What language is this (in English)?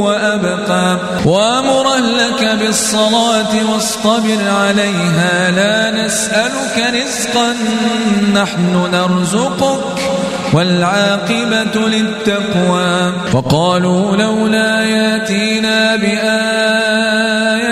Arabic